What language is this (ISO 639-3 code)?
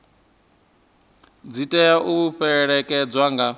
ven